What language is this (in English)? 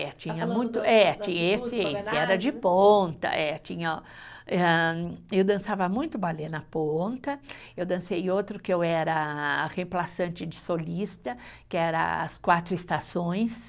Portuguese